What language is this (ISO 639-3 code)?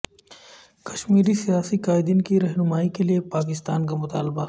urd